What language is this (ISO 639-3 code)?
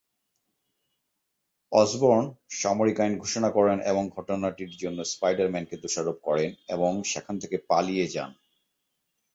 ben